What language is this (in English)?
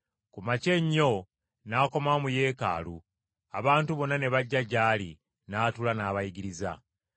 Ganda